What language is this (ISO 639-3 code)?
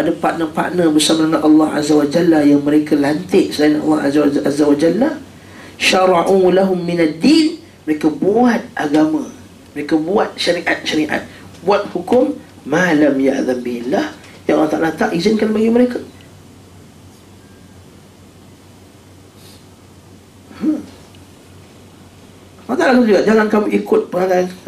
msa